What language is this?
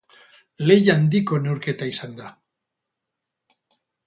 Basque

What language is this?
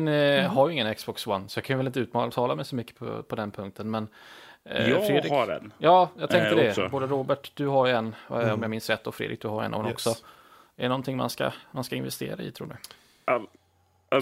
Swedish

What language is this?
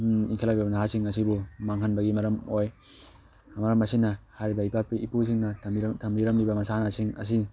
Manipuri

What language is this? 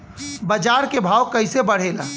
Bhojpuri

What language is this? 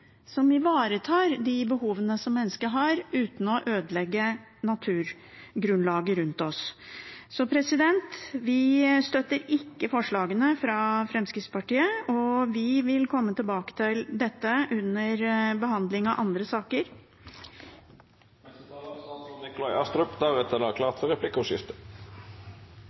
Norwegian Bokmål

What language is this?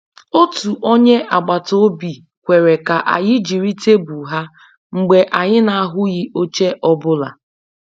Igbo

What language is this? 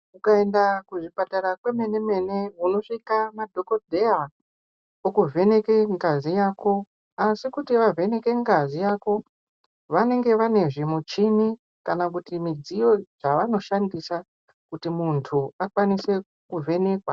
Ndau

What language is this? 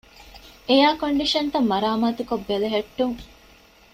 Divehi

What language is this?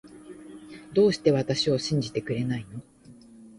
Japanese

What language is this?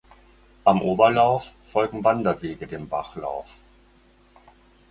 German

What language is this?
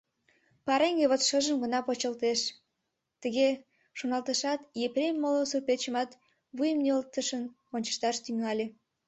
Mari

